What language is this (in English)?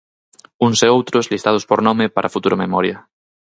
Galician